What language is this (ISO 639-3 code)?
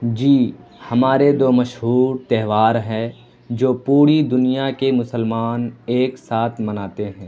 urd